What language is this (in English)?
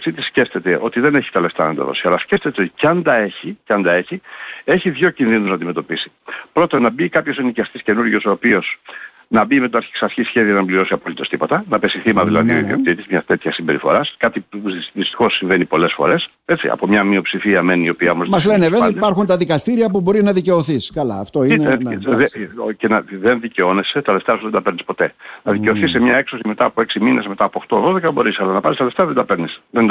Greek